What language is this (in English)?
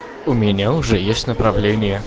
Russian